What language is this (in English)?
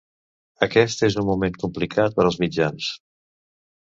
Catalan